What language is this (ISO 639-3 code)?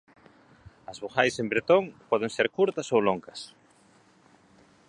glg